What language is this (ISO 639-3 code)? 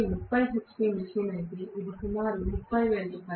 tel